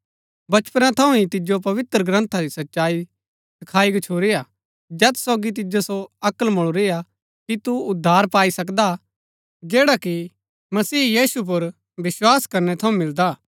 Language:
Gaddi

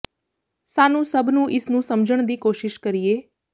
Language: Punjabi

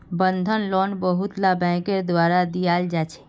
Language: Magahi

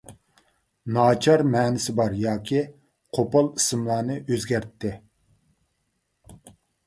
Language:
Uyghur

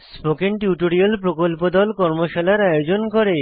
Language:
Bangla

